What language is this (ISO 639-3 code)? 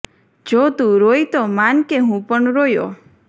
guj